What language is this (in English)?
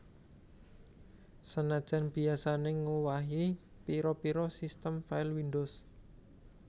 Javanese